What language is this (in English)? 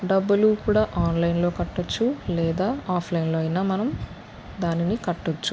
Telugu